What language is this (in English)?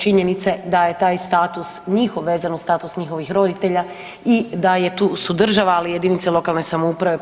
Croatian